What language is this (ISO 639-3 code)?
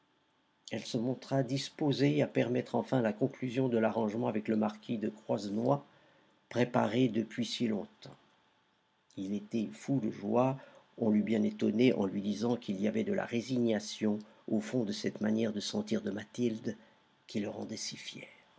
fra